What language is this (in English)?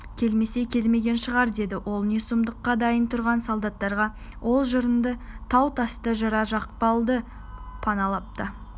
Kazakh